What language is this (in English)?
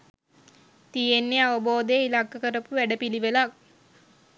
Sinhala